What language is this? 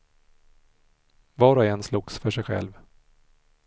Swedish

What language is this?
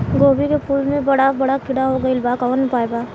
Bhojpuri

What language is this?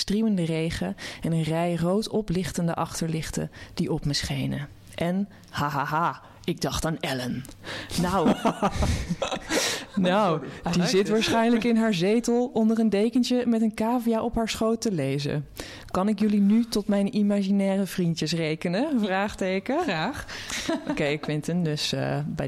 Dutch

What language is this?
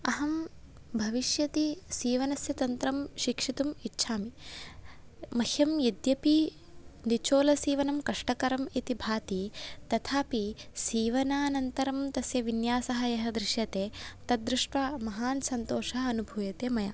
Sanskrit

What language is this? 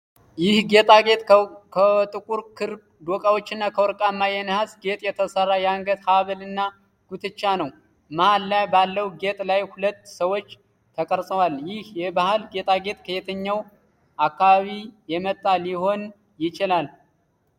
Amharic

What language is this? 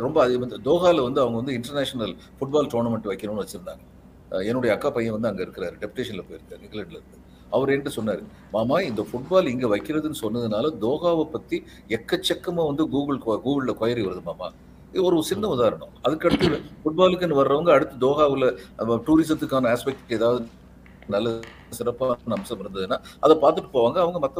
Tamil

